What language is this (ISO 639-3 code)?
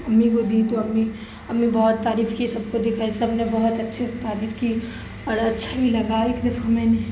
urd